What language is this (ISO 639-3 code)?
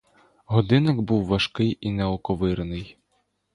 ukr